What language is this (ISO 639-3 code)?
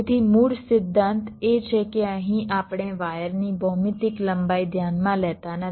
guj